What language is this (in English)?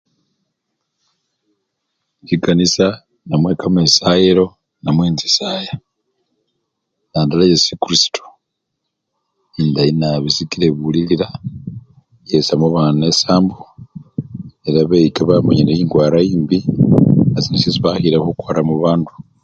Luyia